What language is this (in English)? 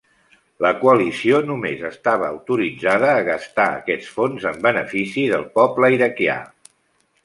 Catalan